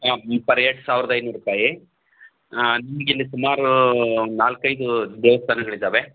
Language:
Kannada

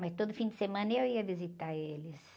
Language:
Portuguese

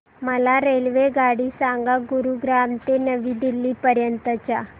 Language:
Marathi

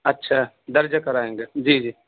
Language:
Urdu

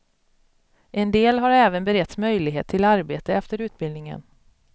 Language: Swedish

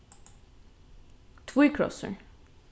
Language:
Faroese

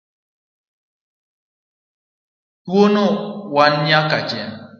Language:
Luo (Kenya and Tanzania)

